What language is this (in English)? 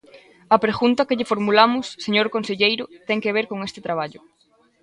Galician